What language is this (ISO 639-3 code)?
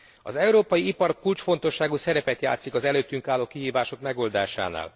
hun